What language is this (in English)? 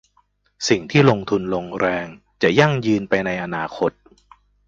Thai